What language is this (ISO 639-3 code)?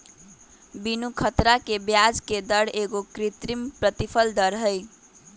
mag